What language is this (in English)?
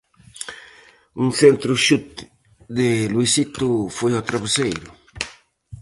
Galician